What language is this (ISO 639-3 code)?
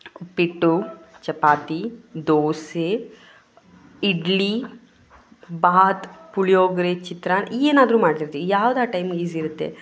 kan